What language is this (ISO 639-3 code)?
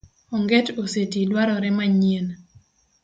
luo